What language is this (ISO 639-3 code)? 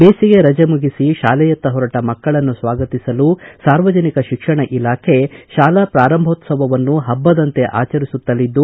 kan